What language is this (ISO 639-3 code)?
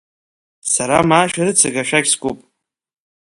abk